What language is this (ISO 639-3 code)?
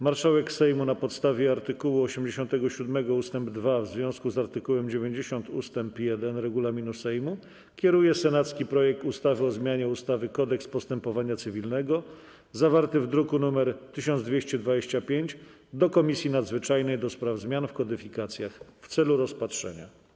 pol